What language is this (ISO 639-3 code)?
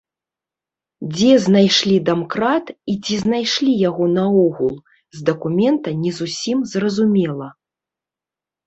bel